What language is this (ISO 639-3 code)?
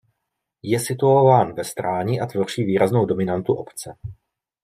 ces